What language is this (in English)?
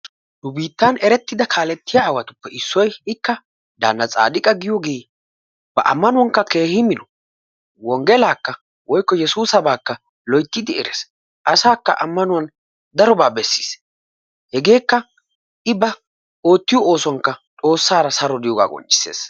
Wolaytta